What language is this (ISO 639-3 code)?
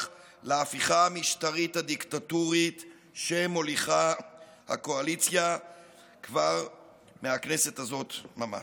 heb